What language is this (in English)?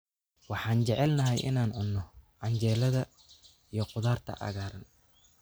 Somali